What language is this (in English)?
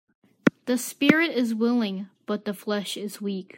English